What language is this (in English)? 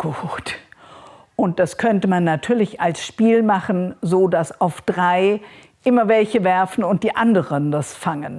German